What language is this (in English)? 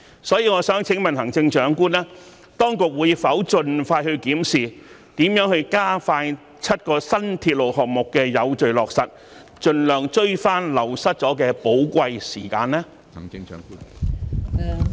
Cantonese